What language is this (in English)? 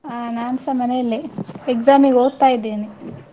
Kannada